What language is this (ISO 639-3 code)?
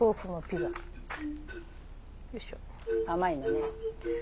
jpn